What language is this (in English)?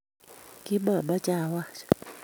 Kalenjin